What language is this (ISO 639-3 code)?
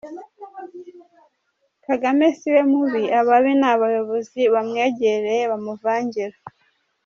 kin